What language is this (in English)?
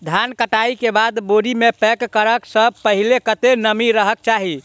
Maithili